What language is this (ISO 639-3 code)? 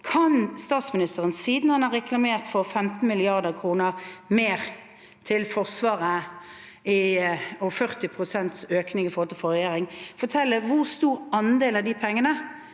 nor